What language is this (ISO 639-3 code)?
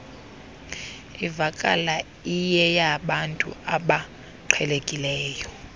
xho